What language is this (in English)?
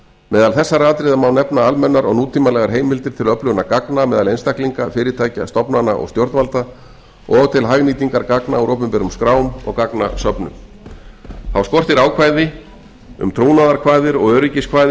Icelandic